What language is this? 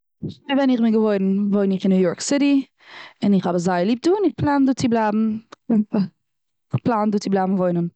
Yiddish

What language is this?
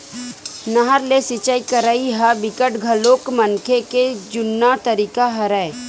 Chhattisgarhi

